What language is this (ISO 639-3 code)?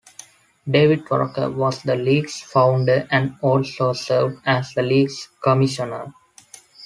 eng